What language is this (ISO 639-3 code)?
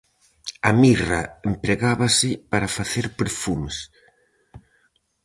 glg